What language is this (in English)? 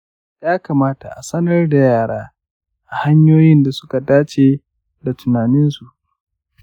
Hausa